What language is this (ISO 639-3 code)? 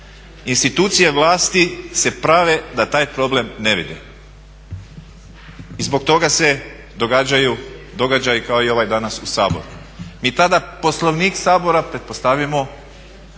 hrv